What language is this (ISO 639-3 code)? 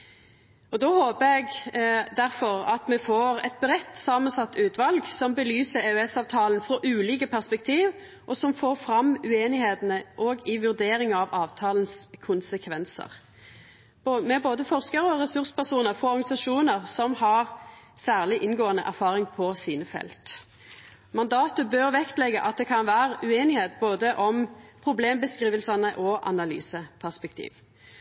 nno